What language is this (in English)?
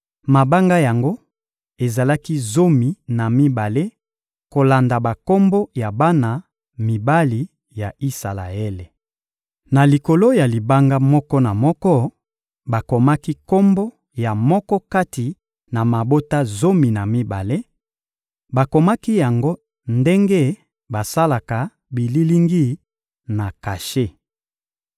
Lingala